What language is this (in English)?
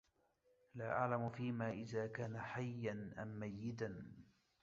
Arabic